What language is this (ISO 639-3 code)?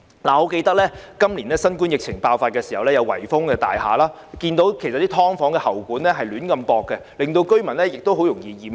yue